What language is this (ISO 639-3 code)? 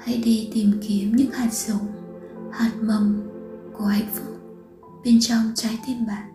vie